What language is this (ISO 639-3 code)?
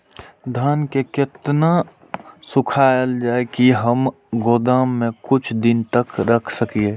mai